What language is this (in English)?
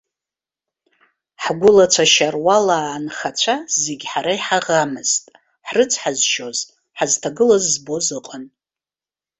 Abkhazian